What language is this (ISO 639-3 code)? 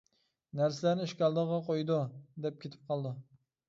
uig